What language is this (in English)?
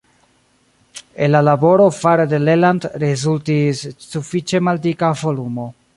Esperanto